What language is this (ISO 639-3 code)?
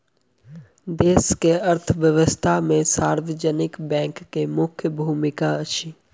mai